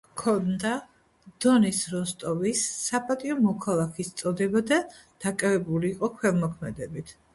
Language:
Georgian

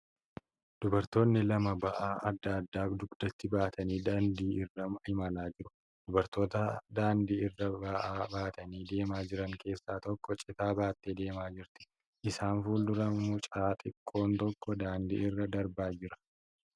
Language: Oromo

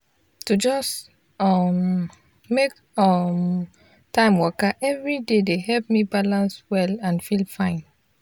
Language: Nigerian Pidgin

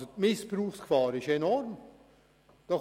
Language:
Swiss German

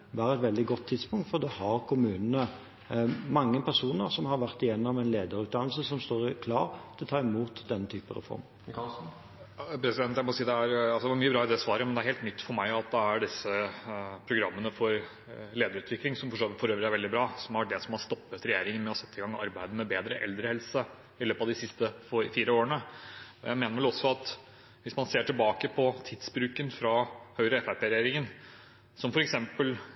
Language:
Norwegian Bokmål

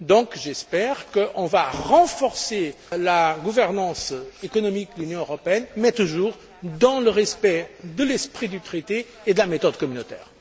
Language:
French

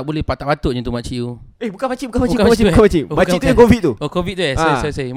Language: Malay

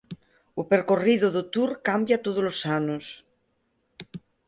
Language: Galician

